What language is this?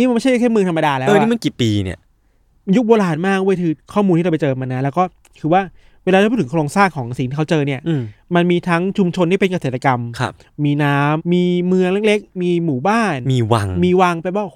Thai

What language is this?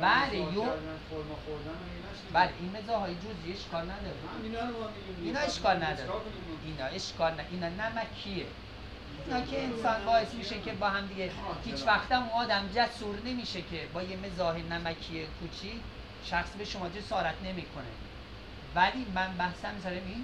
Persian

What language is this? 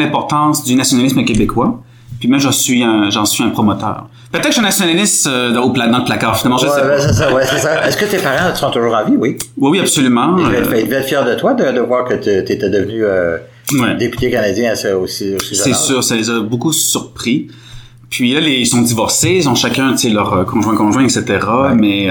French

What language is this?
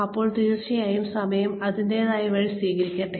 Malayalam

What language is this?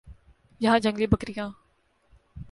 Urdu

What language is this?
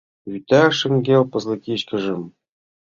Mari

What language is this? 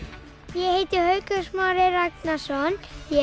Icelandic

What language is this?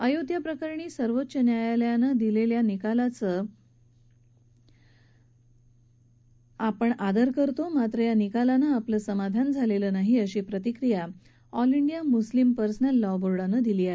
Marathi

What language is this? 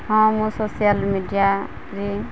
Odia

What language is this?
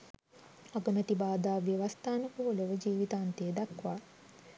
Sinhala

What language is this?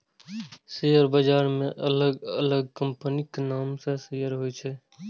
Maithili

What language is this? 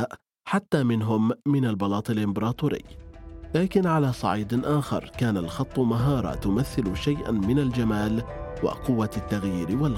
Arabic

